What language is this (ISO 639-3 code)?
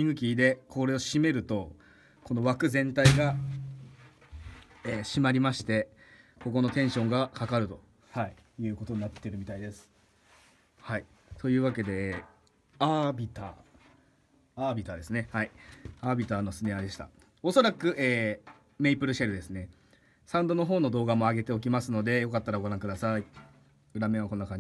jpn